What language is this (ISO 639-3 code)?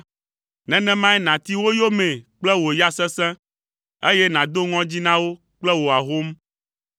ewe